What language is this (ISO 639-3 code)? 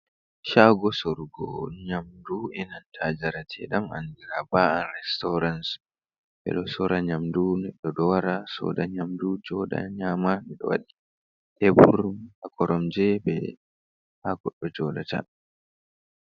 ful